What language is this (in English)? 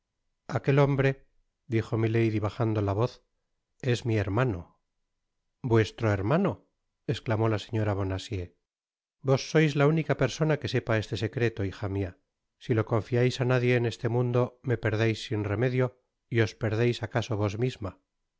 Spanish